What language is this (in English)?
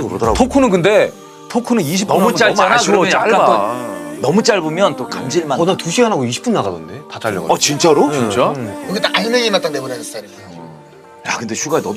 Korean